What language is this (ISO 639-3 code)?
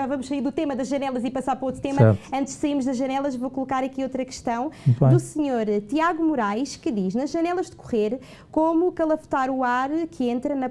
por